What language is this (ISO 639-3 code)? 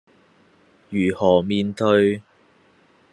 yue